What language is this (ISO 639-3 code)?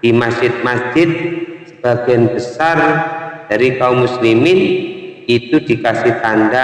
ind